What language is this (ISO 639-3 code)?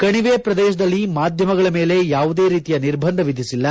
kan